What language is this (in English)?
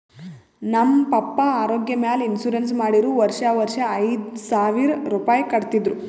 Kannada